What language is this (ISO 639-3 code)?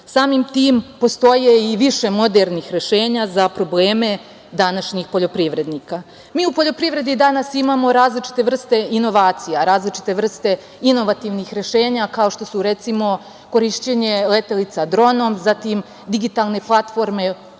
srp